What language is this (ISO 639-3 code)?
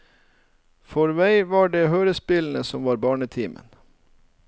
nor